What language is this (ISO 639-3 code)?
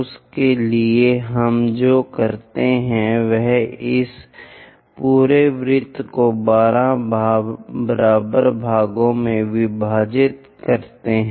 hin